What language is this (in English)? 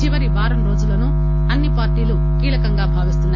Telugu